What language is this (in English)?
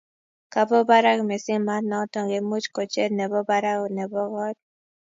Kalenjin